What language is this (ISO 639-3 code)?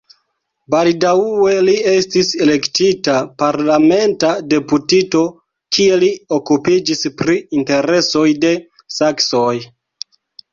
epo